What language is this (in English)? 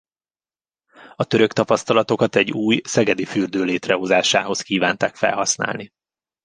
Hungarian